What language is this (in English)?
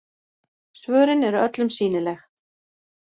Icelandic